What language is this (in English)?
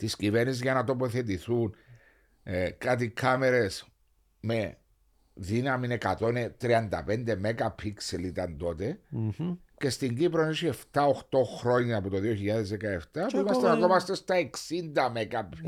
Greek